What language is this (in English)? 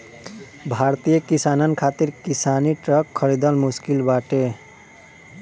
Bhojpuri